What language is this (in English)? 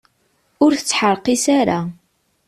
Kabyle